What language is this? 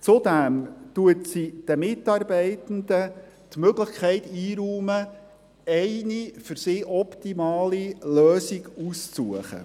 Swiss German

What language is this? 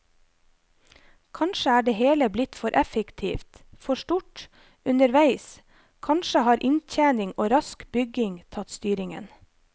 Norwegian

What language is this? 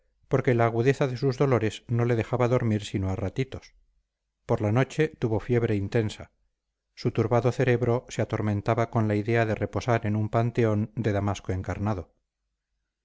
Spanish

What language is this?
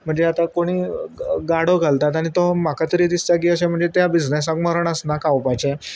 Konkani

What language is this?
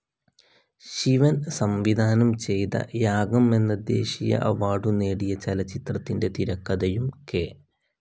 Malayalam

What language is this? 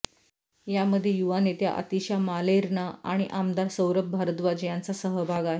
Marathi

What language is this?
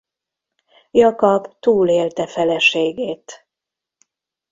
Hungarian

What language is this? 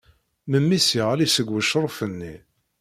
Kabyle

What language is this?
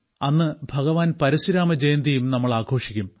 Malayalam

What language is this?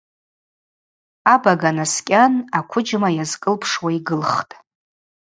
Abaza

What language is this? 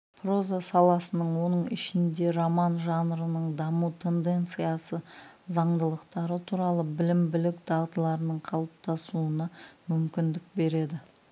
Kazakh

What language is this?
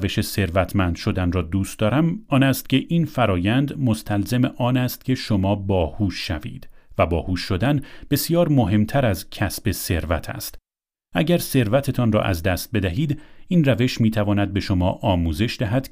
Persian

